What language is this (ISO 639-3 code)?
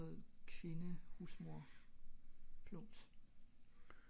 dan